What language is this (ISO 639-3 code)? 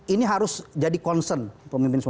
ind